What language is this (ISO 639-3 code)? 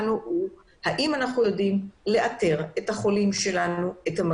heb